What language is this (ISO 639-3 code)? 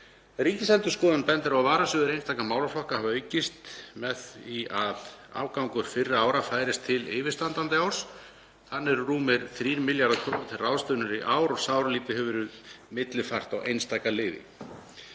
isl